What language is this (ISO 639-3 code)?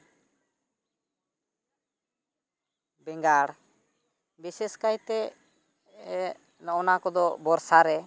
sat